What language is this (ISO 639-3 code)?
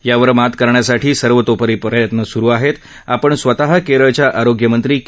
mar